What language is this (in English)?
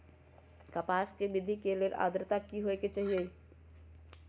Magahi